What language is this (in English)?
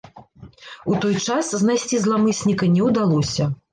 Belarusian